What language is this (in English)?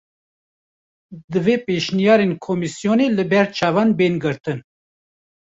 Kurdish